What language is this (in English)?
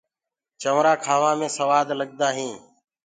Gurgula